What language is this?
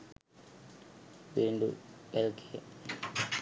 Sinhala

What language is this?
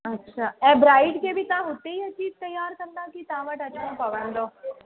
Sindhi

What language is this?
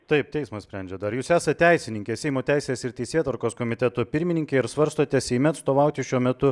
Lithuanian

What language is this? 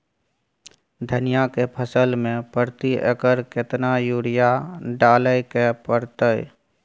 Maithili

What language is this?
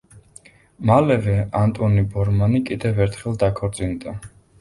Georgian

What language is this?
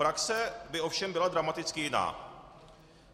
Czech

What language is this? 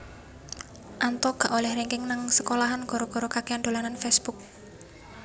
Javanese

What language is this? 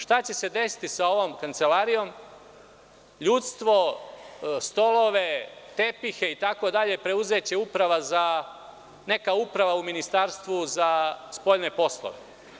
Serbian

